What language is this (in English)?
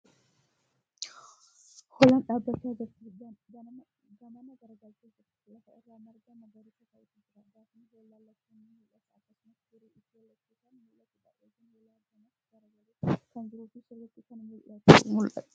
Oromo